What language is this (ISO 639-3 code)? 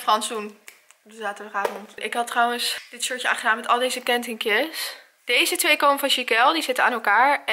nld